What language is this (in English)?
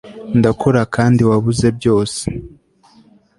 Kinyarwanda